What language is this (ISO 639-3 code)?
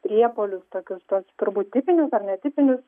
lit